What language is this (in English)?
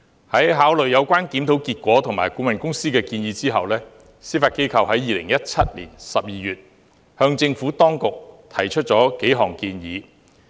Cantonese